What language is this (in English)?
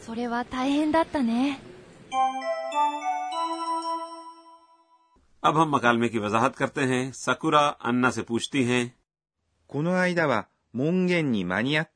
Urdu